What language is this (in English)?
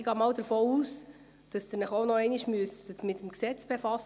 Swiss German